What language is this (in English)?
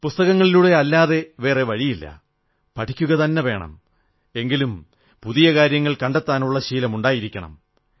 Malayalam